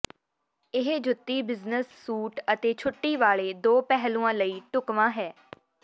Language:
Punjabi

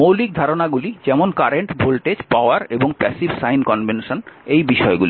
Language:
Bangla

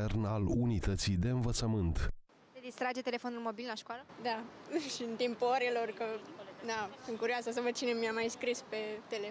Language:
Romanian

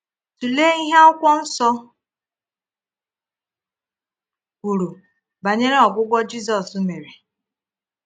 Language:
Igbo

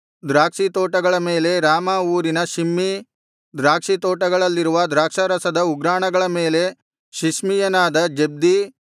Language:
Kannada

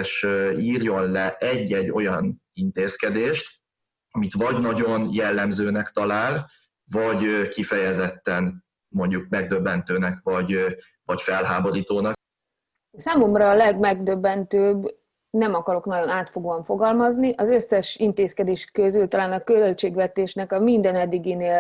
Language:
Hungarian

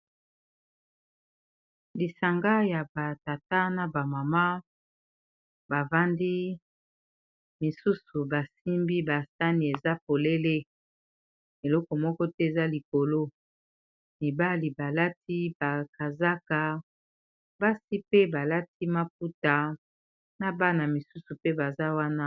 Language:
Lingala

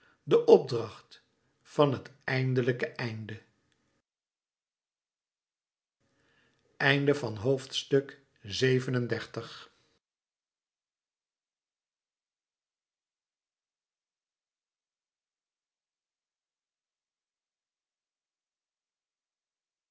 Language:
Dutch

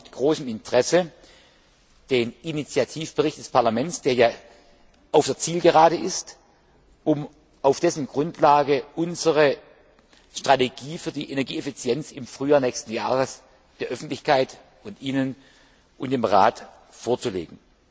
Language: German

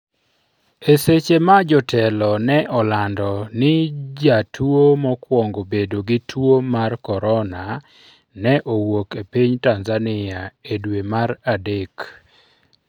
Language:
Luo (Kenya and Tanzania)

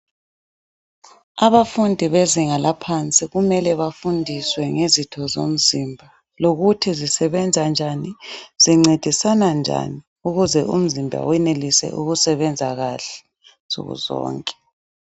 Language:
North Ndebele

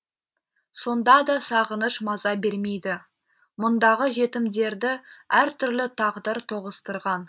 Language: Kazakh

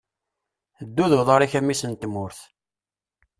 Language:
Kabyle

